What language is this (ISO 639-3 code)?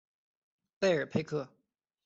zho